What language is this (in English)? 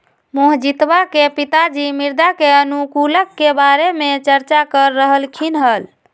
Magahi